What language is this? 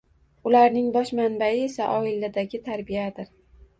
Uzbek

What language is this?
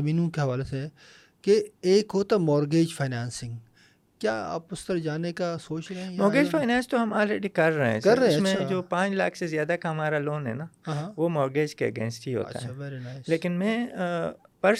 Urdu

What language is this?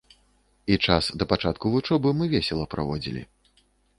Belarusian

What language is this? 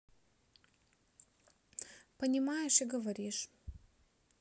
Russian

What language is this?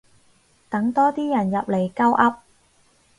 Cantonese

